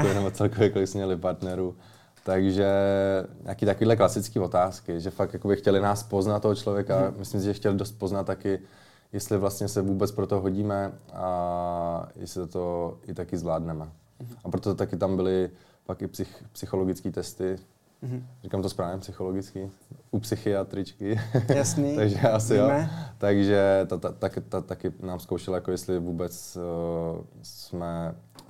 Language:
Czech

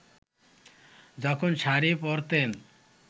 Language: Bangla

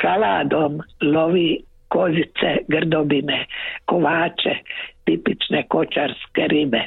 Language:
Croatian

